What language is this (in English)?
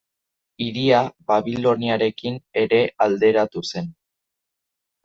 Basque